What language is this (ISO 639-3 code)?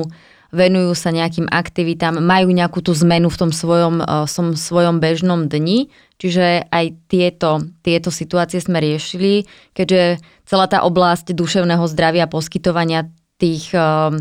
slk